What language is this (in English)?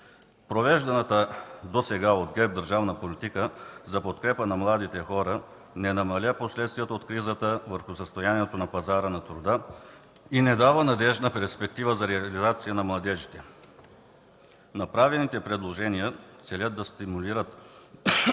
Bulgarian